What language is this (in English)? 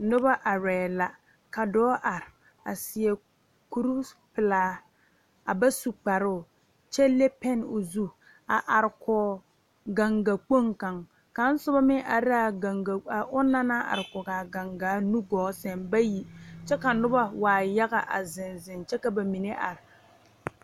Southern Dagaare